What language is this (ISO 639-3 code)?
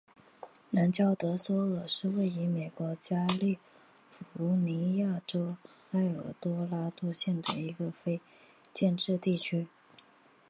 zho